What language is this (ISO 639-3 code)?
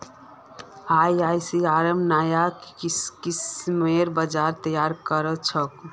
mag